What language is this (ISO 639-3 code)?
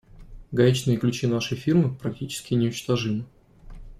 rus